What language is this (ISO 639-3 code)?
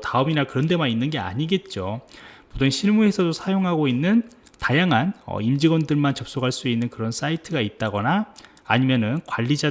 kor